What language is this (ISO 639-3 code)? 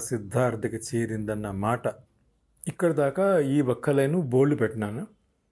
tel